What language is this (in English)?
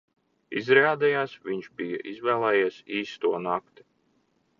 Latvian